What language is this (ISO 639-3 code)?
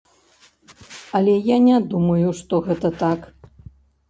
bel